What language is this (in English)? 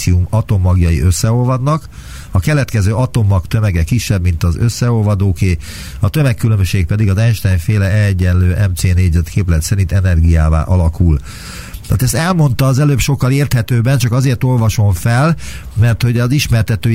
Hungarian